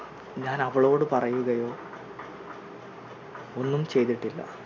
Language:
Malayalam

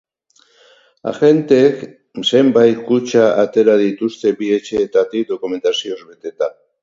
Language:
Basque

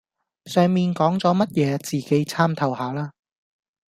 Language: Cantonese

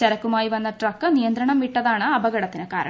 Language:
Malayalam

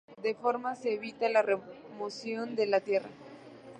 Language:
Spanish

